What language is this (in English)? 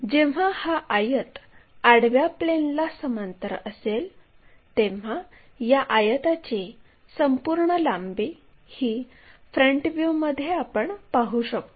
Marathi